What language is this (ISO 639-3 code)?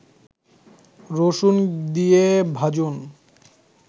ben